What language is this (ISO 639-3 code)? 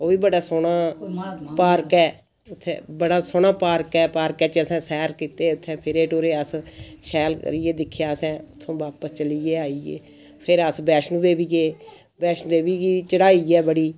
doi